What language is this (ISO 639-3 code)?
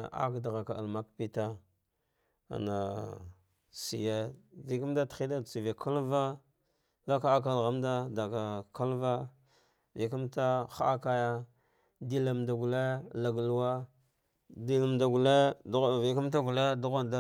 dgh